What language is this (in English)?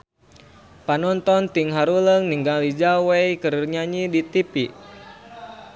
Sundanese